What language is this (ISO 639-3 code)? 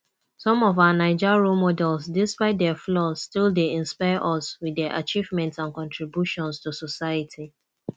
pcm